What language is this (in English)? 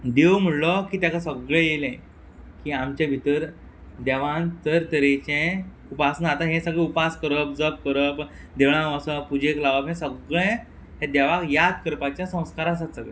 Konkani